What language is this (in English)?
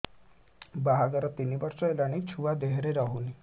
Odia